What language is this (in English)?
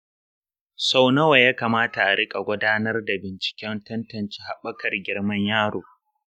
Hausa